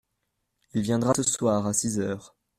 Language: French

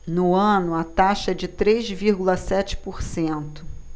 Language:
Portuguese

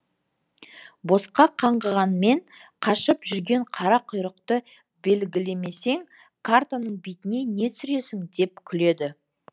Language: Kazakh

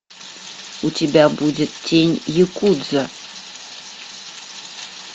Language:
Russian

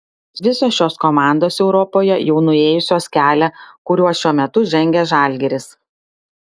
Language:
Lithuanian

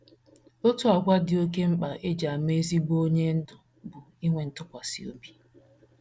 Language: Igbo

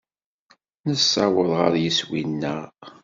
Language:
Kabyle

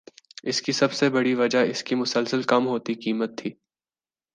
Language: Urdu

